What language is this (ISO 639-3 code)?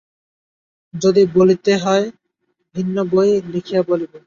ben